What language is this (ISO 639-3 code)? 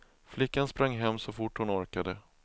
swe